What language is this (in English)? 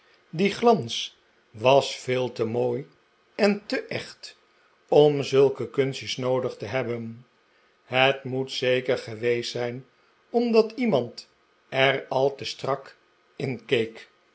Dutch